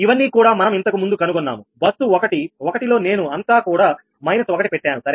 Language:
Telugu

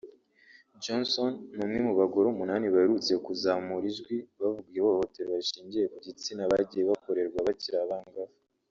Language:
Kinyarwanda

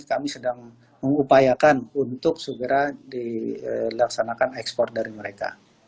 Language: Indonesian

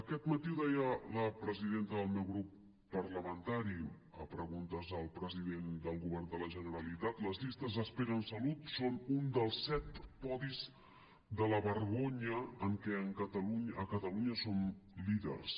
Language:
Catalan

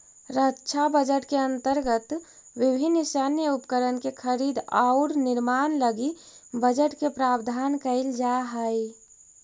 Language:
Magahi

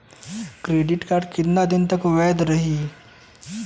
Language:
Bhojpuri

